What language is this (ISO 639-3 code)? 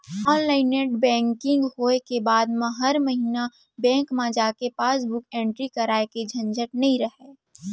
hne